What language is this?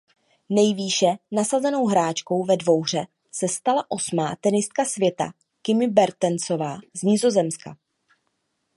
Czech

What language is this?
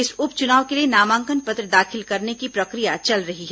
Hindi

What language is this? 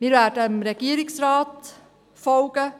Swiss German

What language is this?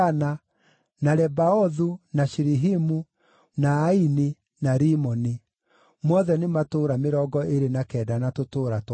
Kikuyu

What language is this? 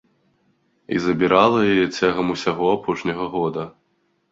Belarusian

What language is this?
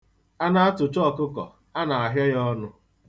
Igbo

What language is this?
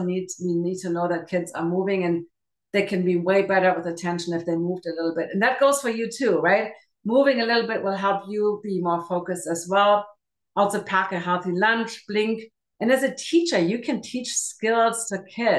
English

